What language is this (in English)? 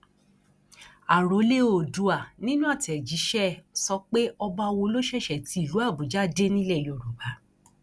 Yoruba